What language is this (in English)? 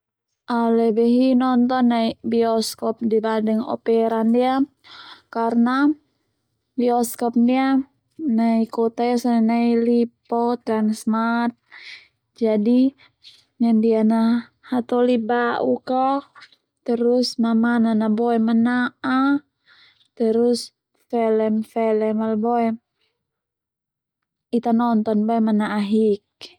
Termanu